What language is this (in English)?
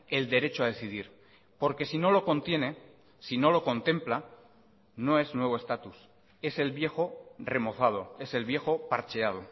Spanish